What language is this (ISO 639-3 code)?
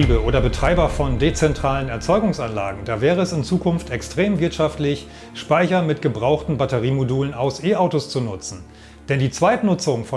deu